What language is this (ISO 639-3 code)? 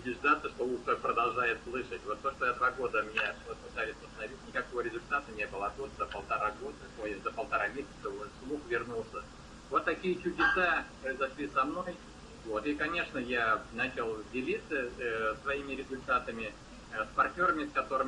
rus